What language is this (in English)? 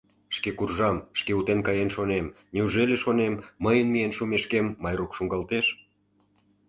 Mari